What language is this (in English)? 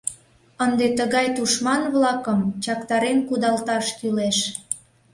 Mari